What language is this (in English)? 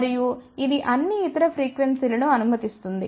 Telugu